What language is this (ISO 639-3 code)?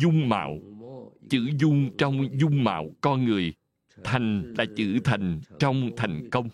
vie